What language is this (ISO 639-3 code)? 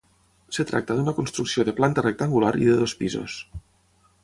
cat